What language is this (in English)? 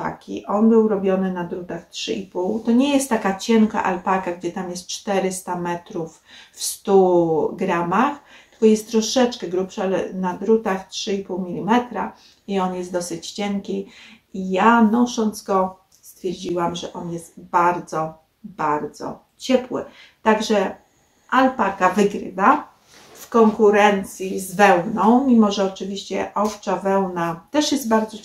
Polish